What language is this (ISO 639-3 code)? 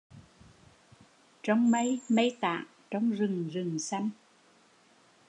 vie